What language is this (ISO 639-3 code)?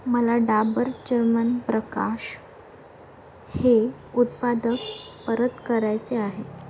mar